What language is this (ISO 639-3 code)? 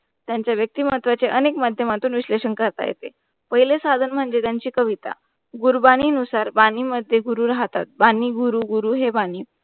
mar